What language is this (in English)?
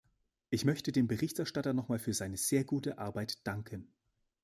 German